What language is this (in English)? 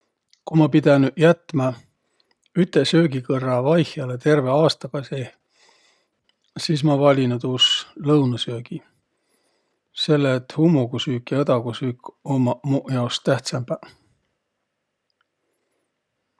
Võro